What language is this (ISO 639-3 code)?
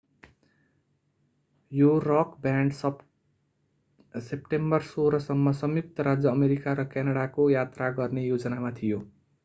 nep